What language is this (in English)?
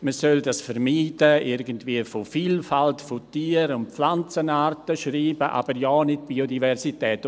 Swiss German